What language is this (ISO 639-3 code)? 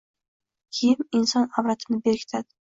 uzb